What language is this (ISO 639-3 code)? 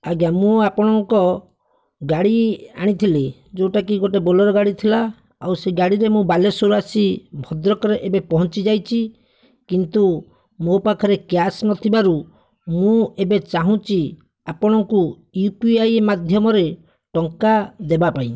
ori